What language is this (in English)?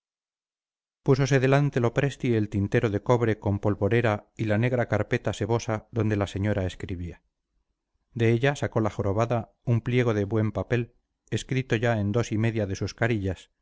Spanish